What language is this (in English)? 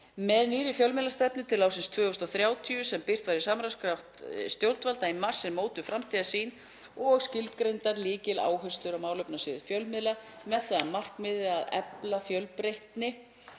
Icelandic